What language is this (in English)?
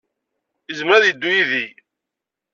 Kabyle